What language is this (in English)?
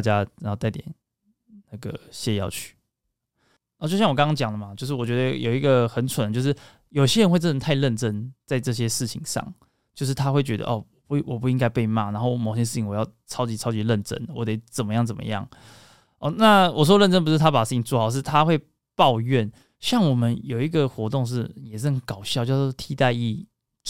Chinese